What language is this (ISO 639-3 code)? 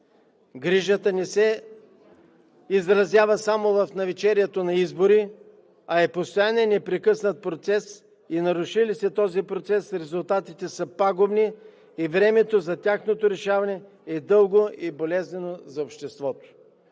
bul